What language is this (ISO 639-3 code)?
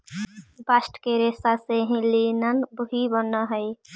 mag